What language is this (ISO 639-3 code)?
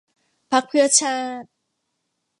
tha